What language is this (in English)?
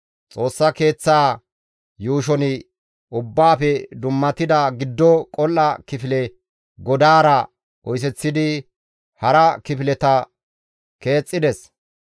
Gamo